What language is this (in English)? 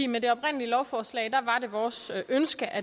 Danish